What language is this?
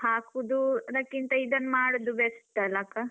Kannada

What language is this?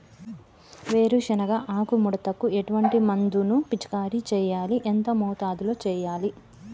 Telugu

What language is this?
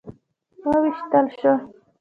Pashto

